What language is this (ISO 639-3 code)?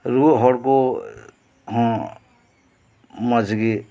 sat